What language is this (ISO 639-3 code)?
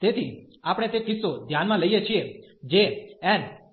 guj